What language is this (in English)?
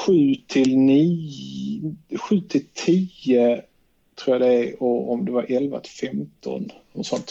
Swedish